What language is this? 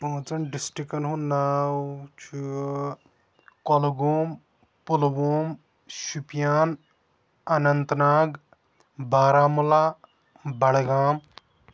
Kashmiri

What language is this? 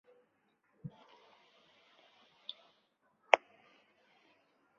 Chinese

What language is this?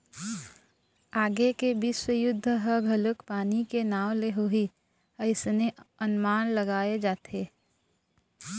Chhattisgarhi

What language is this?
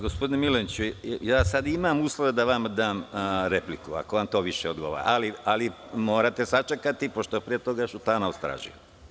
Serbian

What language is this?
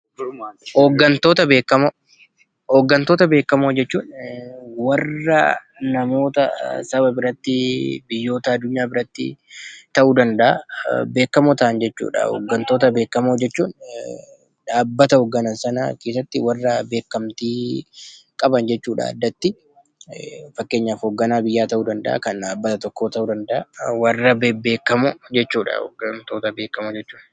Oromo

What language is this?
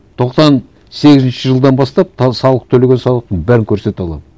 Kazakh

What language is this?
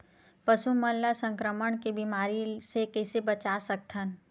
Chhattisgarhi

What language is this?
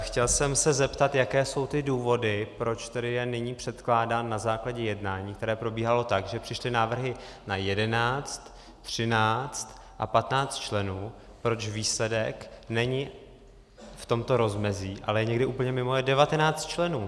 Czech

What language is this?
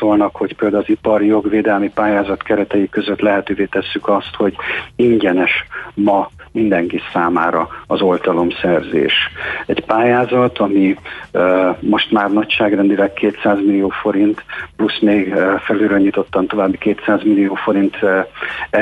Hungarian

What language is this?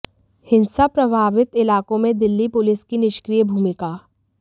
Hindi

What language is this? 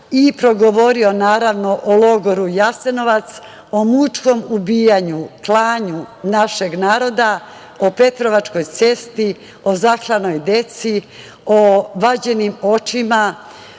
Serbian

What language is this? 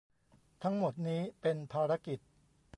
Thai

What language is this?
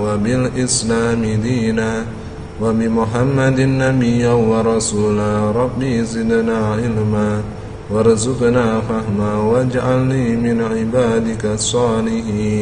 Indonesian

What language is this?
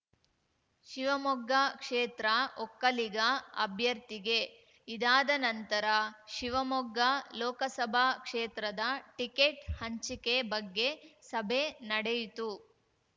Kannada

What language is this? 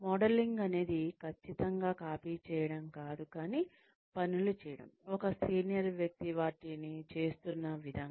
Telugu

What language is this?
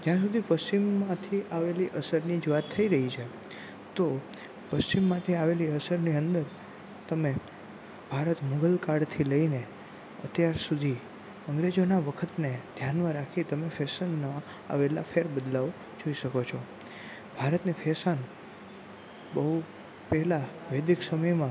Gujarati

